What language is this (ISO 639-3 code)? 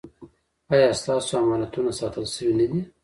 pus